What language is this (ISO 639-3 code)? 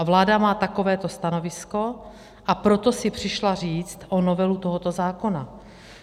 ces